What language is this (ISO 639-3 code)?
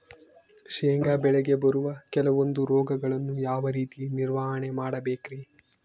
kan